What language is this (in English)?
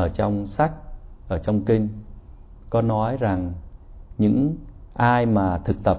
Vietnamese